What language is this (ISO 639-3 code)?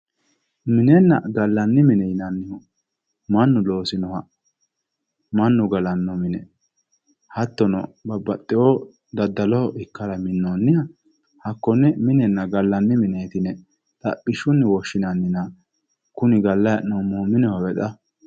sid